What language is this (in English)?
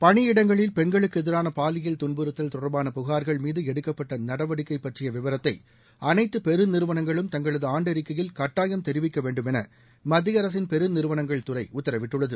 Tamil